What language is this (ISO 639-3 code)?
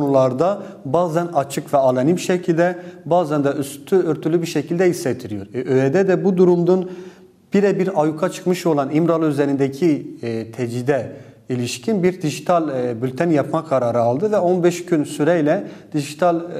tur